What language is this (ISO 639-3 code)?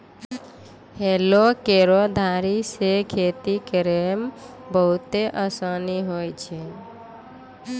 mai